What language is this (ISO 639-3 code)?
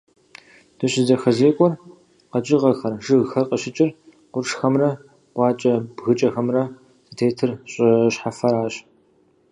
kbd